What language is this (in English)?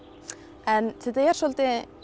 Icelandic